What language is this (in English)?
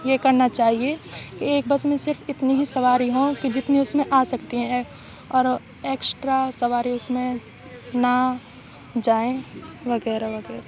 Urdu